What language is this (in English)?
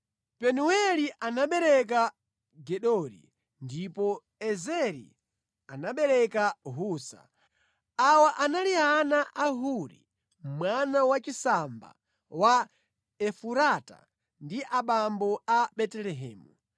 Nyanja